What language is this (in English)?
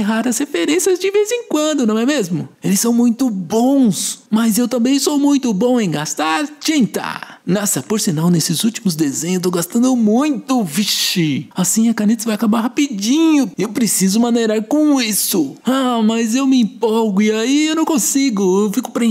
Portuguese